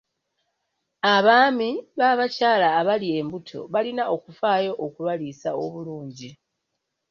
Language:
Ganda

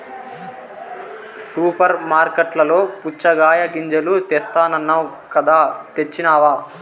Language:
Telugu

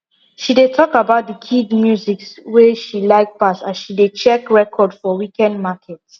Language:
Nigerian Pidgin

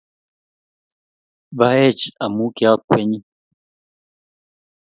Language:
Kalenjin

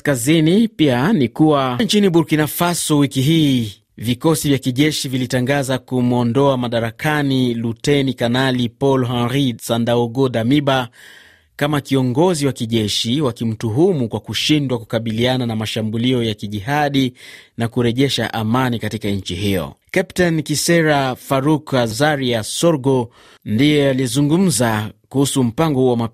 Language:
Swahili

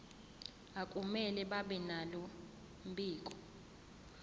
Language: Zulu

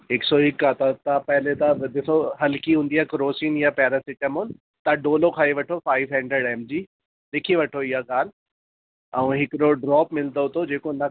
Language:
Sindhi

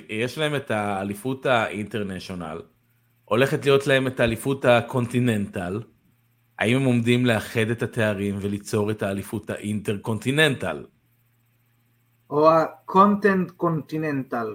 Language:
Hebrew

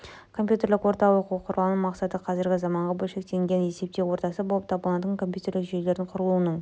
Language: Kazakh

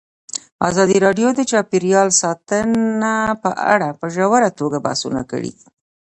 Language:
Pashto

